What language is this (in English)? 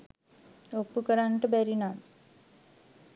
Sinhala